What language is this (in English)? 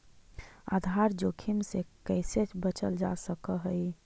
Magahi